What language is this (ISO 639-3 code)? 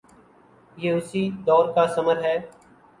urd